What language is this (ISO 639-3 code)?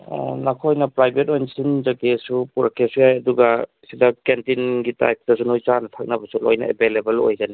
mni